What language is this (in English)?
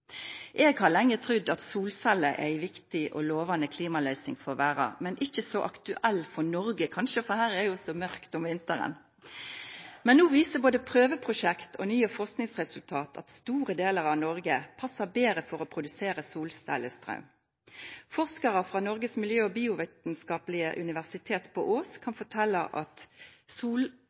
Norwegian Nynorsk